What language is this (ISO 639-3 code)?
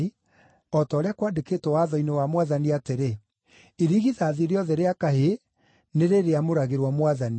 kik